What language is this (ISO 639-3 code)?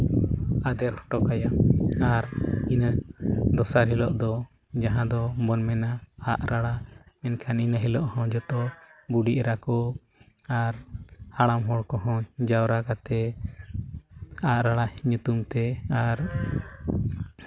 sat